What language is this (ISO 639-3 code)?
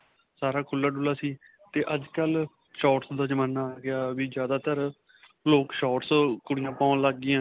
pan